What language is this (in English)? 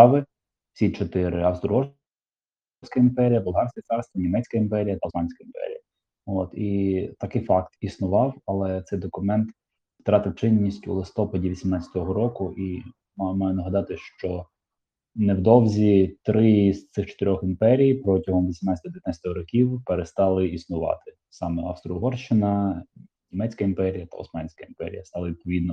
Ukrainian